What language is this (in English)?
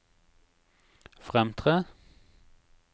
Norwegian